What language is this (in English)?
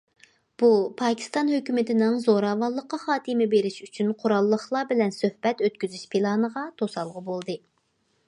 Uyghur